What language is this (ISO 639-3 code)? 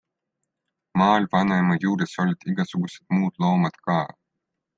est